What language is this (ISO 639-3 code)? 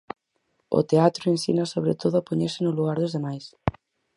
glg